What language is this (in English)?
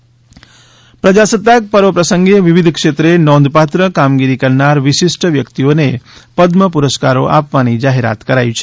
Gujarati